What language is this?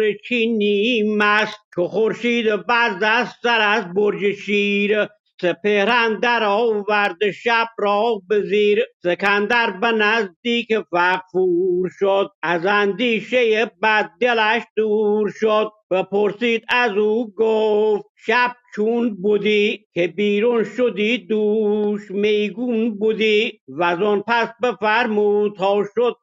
Persian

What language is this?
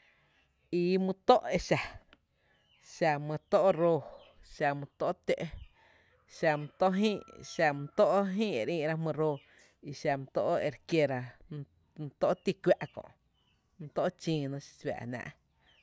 Tepinapa Chinantec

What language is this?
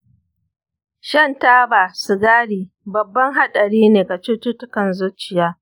Hausa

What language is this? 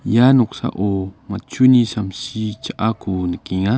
Garo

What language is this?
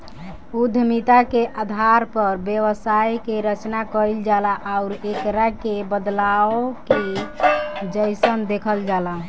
Bhojpuri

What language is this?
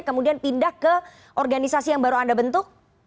Indonesian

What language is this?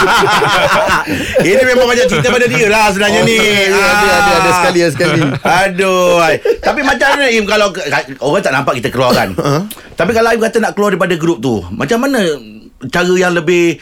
Malay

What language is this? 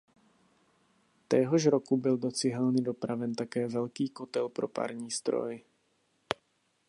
Czech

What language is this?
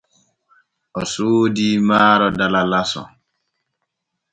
Borgu Fulfulde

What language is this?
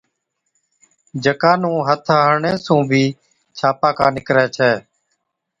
Od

